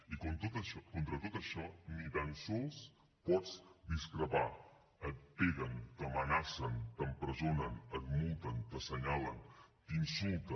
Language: Catalan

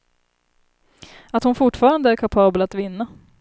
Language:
Swedish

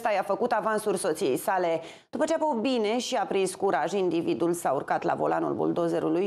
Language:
Romanian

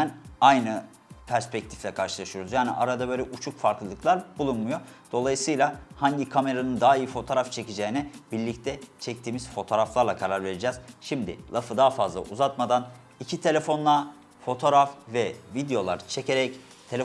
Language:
Turkish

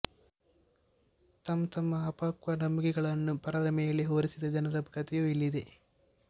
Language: Kannada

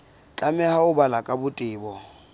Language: Southern Sotho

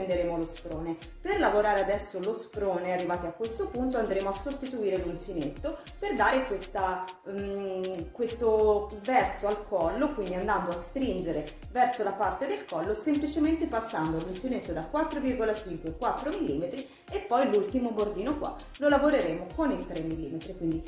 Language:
Italian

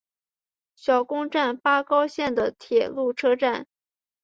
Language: Chinese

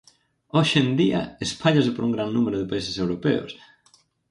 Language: Galician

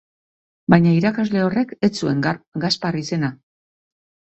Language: Basque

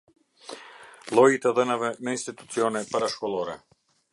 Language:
Albanian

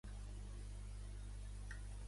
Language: Catalan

